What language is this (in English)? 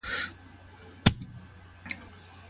Pashto